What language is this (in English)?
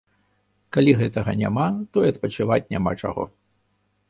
Belarusian